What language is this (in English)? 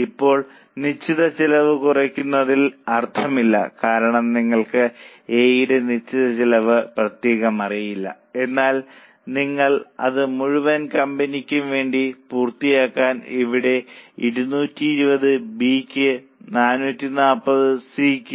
Malayalam